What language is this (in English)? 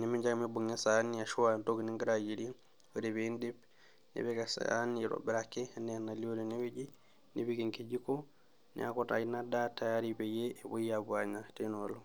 Masai